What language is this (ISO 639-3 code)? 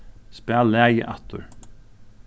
fao